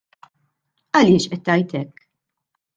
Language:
Maltese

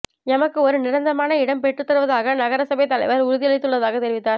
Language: Tamil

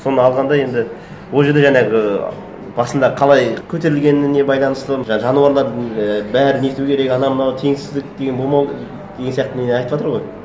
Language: Kazakh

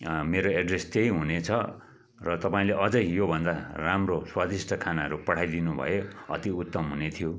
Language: Nepali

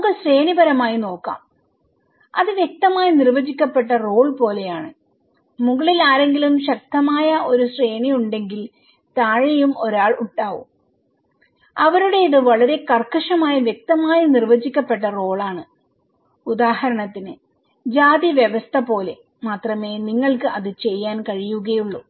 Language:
Malayalam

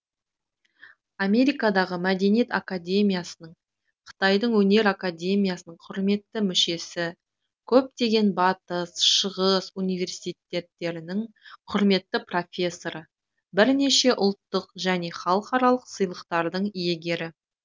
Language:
Kazakh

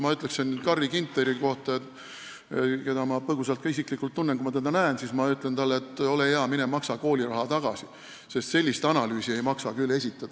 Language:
Estonian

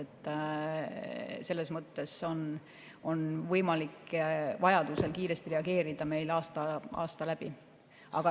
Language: Estonian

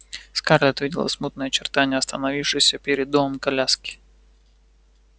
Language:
Russian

